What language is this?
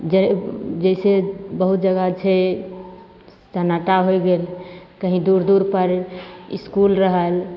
Maithili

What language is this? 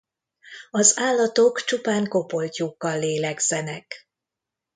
Hungarian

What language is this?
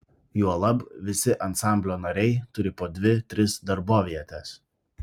Lithuanian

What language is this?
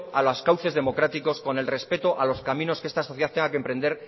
Spanish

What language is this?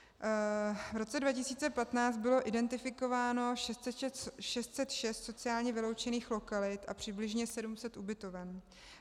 Czech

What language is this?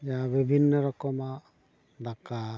Santali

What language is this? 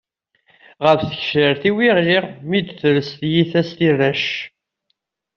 Kabyle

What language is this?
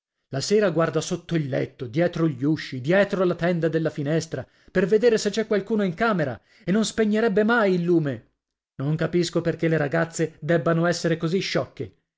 Italian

